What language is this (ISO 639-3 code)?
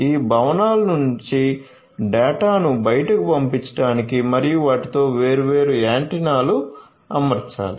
tel